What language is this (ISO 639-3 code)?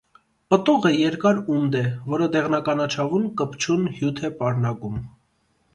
hye